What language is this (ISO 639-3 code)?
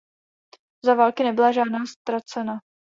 ces